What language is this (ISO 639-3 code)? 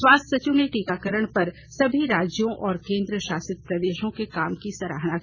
hin